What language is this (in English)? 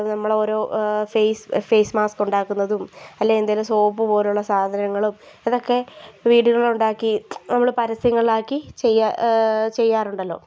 Malayalam